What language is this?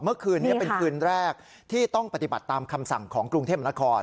Thai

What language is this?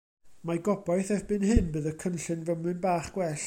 Welsh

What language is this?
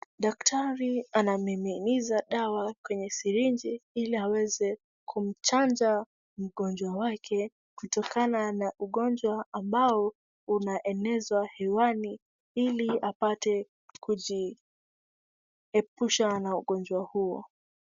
Swahili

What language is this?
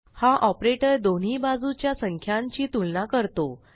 Marathi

